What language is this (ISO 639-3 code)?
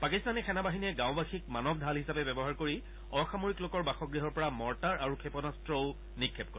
asm